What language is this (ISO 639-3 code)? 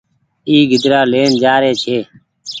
gig